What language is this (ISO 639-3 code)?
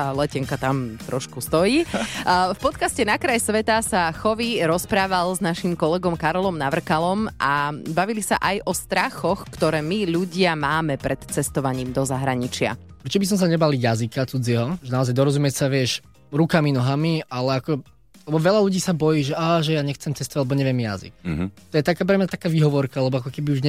slk